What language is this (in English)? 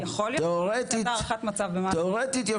Hebrew